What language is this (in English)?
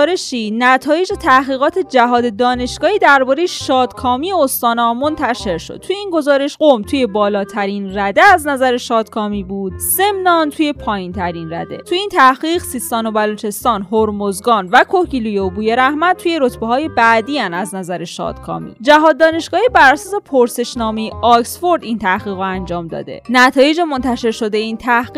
Persian